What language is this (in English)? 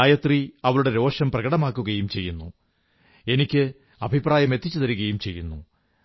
Malayalam